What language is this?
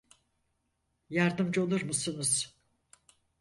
Turkish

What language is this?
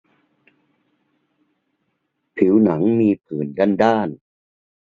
Thai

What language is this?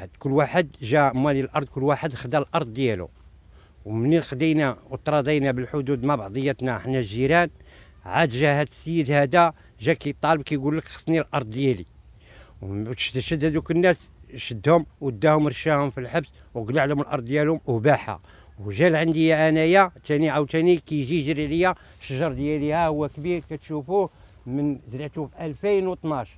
Arabic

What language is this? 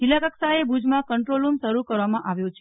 Gujarati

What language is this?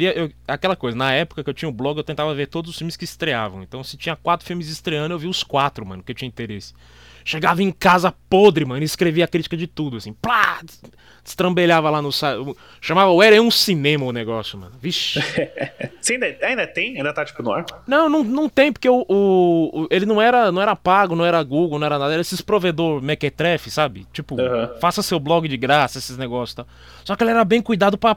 Portuguese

